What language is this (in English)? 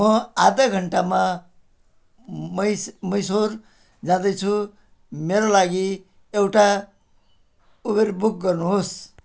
Nepali